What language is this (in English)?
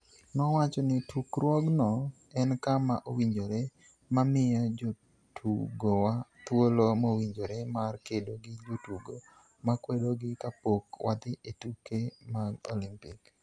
Luo (Kenya and Tanzania)